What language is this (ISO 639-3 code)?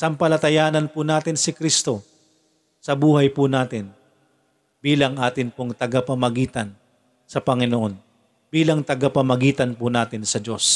fil